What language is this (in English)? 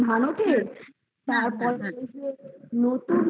Bangla